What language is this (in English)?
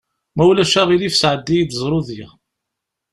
Kabyle